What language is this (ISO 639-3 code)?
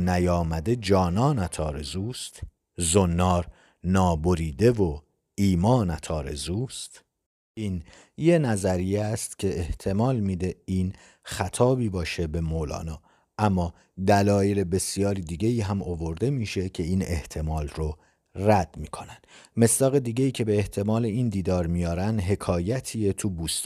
fas